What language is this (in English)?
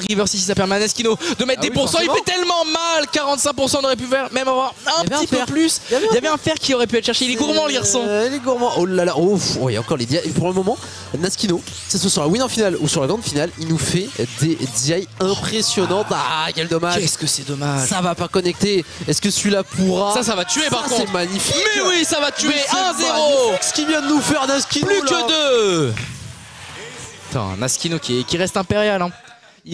French